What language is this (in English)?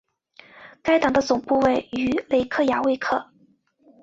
Chinese